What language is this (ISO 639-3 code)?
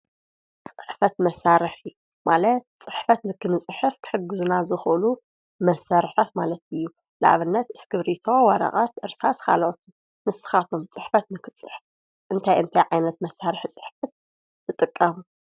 tir